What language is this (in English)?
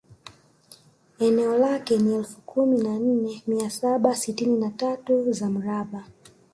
Swahili